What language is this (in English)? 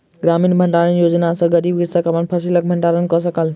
Maithili